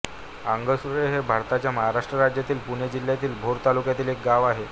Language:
Marathi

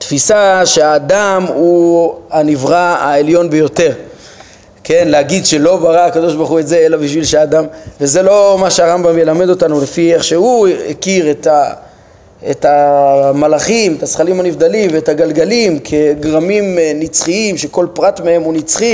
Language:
Hebrew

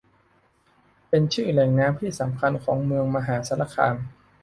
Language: Thai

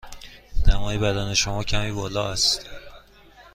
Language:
Persian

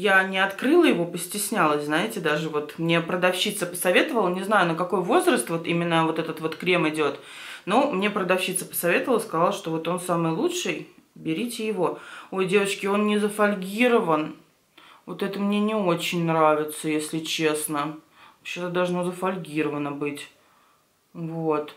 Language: Russian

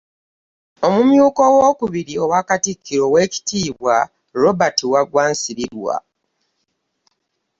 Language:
Ganda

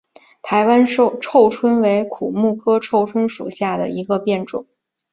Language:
Chinese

